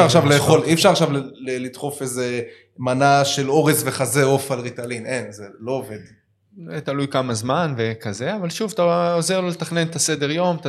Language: Hebrew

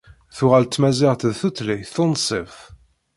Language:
Kabyle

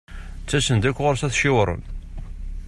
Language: Kabyle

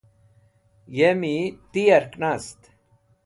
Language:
Wakhi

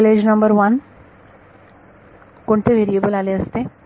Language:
Marathi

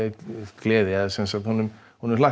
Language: Icelandic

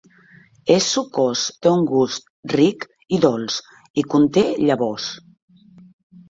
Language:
Catalan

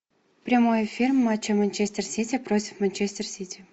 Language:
Russian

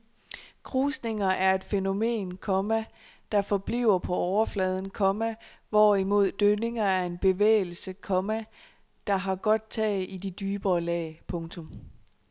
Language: Danish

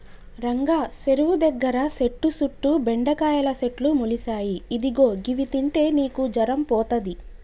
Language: Telugu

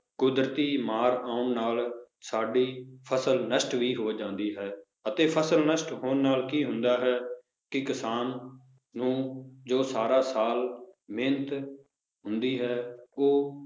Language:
Punjabi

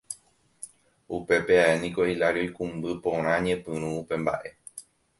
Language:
Guarani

